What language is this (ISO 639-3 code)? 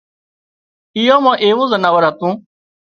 kxp